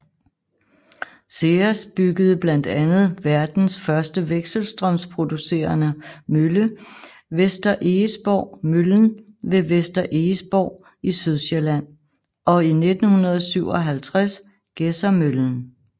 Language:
Danish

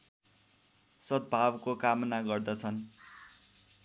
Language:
Nepali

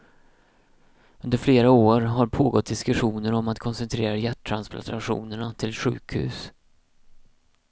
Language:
Swedish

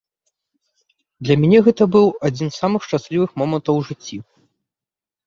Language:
Belarusian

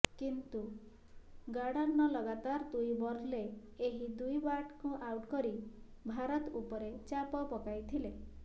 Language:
Odia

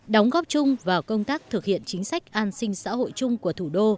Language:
Vietnamese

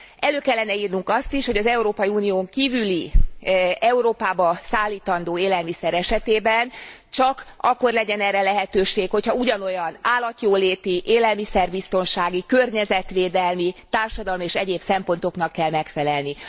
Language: Hungarian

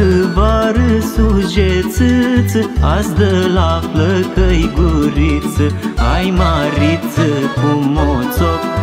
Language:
Romanian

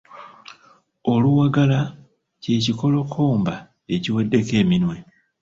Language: Ganda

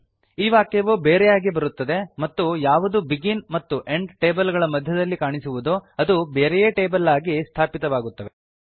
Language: Kannada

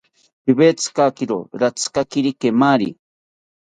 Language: South Ucayali Ashéninka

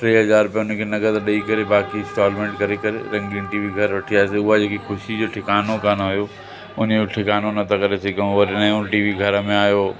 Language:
Sindhi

